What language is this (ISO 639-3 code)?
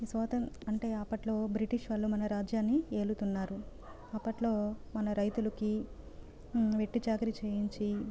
tel